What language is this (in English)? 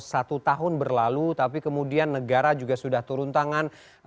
Indonesian